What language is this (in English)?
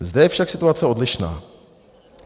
Czech